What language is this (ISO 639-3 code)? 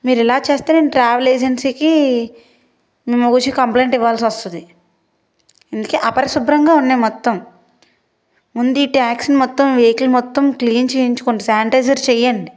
tel